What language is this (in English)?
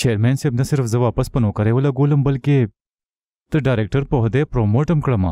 Arabic